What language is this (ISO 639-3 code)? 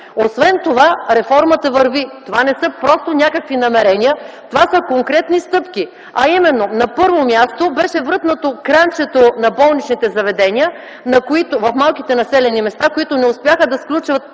bul